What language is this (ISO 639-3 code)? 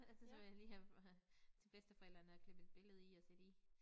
dan